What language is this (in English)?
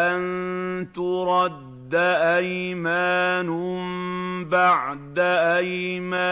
Arabic